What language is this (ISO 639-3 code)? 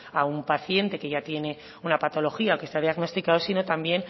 spa